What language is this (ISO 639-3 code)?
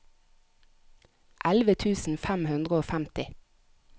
nor